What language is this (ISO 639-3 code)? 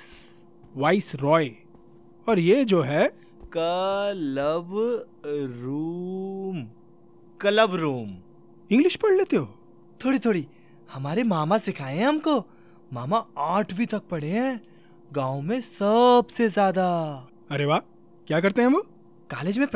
hin